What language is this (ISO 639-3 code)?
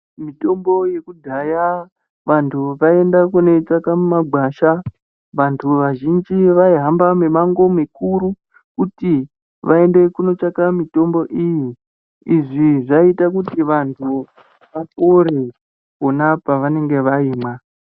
ndc